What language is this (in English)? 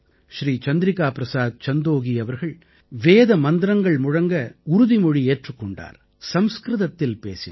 Tamil